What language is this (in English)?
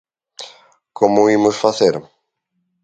Galician